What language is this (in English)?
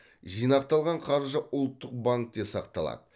Kazakh